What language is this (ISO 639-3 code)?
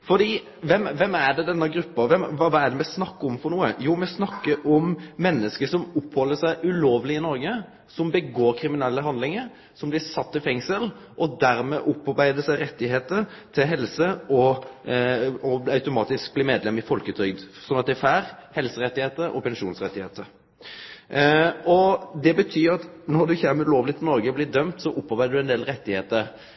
nno